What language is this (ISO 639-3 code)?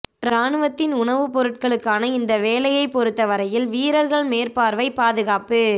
tam